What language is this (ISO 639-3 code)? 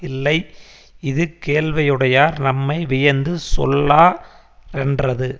tam